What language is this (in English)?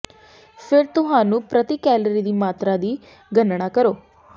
Punjabi